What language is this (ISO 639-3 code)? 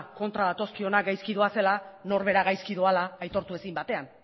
eus